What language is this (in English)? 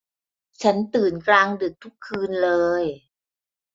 Thai